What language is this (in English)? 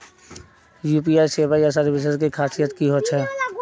Magahi